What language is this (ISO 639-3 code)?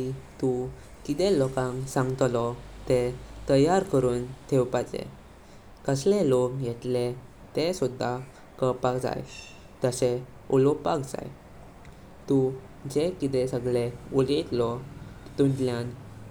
kok